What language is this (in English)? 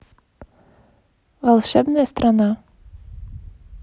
Russian